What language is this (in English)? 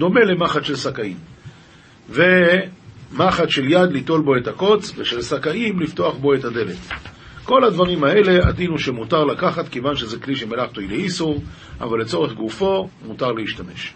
Hebrew